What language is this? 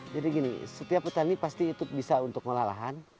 Indonesian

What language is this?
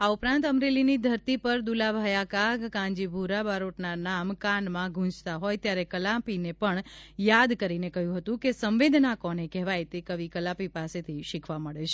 Gujarati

